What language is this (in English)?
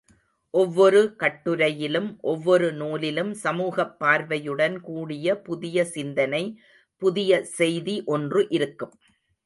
Tamil